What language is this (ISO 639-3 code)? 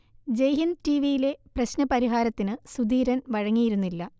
mal